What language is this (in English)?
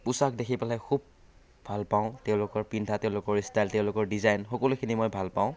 Assamese